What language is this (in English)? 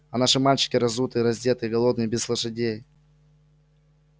Russian